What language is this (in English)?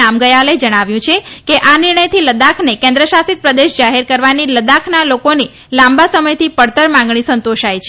Gujarati